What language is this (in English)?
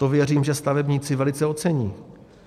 Czech